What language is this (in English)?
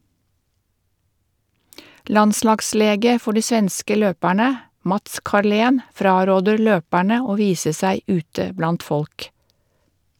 Norwegian